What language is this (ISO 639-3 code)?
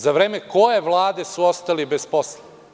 srp